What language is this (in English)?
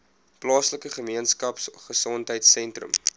Afrikaans